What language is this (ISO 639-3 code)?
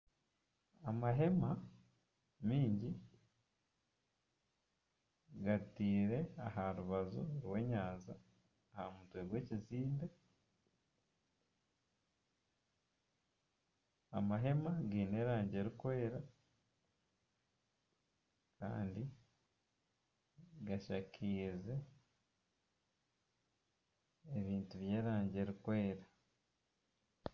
nyn